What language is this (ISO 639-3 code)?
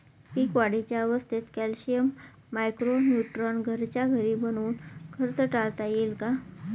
mar